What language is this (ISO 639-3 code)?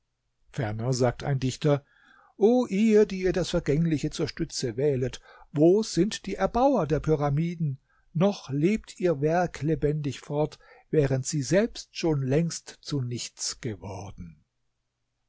deu